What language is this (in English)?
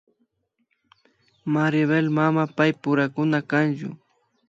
Imbabura Highland Quichua